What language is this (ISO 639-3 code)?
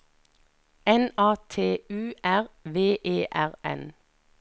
nor